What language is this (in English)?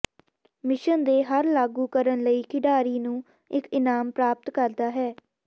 Punjabi